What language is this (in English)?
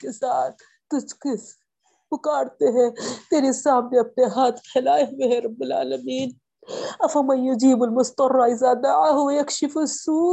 Urdu